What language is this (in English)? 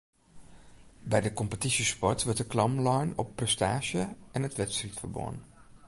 Western Frisian